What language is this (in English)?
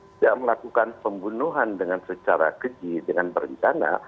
Indonesian